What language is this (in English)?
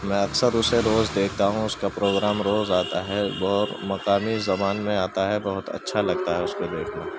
Urdu